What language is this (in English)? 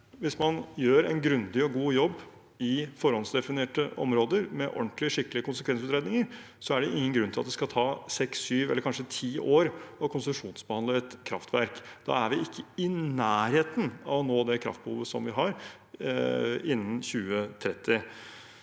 Norwegian